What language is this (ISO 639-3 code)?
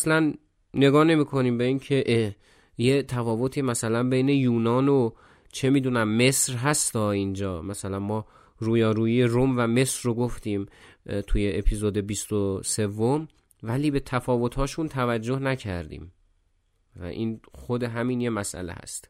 fas